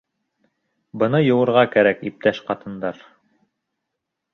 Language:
Bashkir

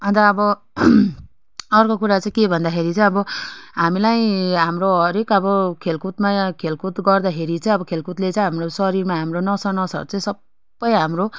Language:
Nepali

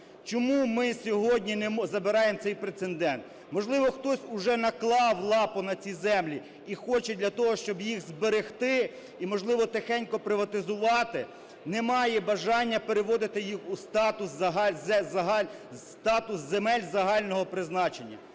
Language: Ukrainian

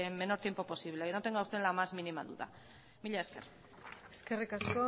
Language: Basque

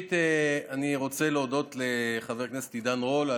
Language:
Hebrew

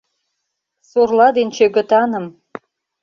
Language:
Mari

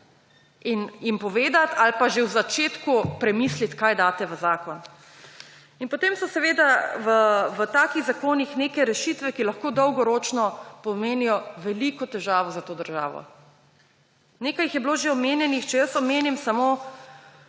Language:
Slovenian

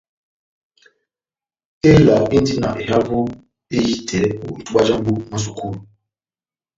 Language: Batanga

